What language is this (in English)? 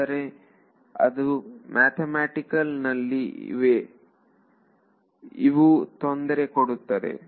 Kannada